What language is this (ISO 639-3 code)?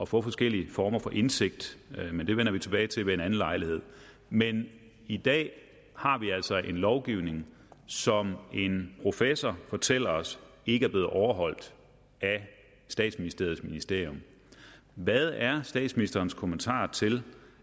dan